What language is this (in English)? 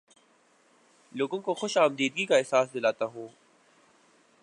Urdu